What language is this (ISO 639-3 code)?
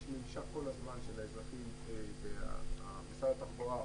heb